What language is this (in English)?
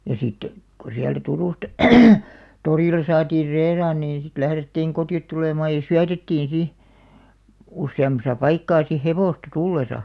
Finnish